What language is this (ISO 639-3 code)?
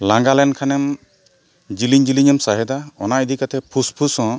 sat